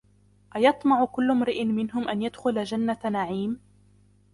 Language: Arabic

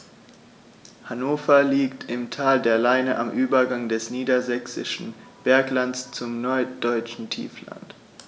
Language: German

